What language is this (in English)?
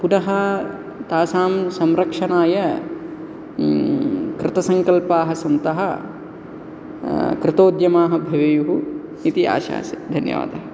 Sanskrit